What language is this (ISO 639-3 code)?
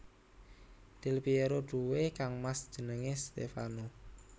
jav